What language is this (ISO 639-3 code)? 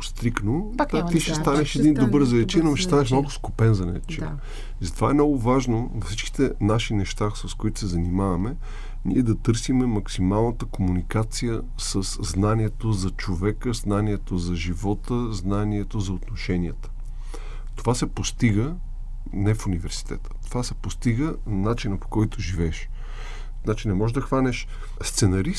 bul